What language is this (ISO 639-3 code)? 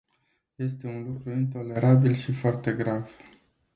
ron